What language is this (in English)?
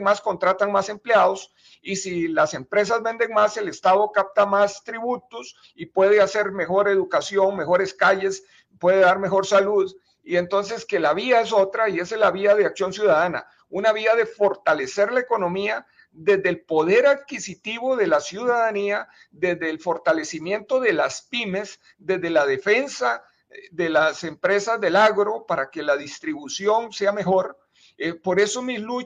Spanish